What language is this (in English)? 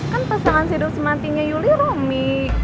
Indonesian